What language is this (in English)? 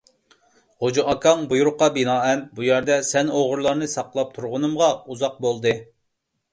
Uyghur